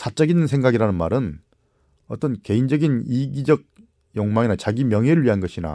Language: Korean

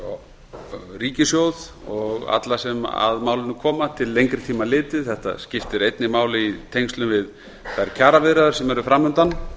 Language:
Icelandic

